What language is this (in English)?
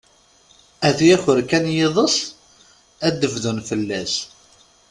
Kabyle